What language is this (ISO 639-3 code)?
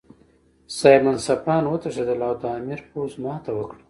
pus